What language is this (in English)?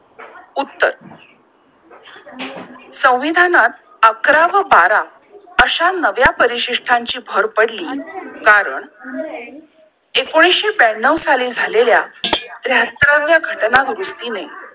Marathi